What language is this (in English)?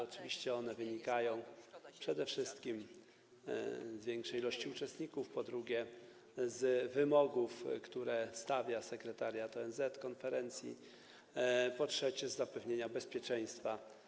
Polish